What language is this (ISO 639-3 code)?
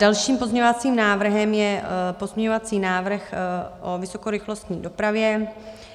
ces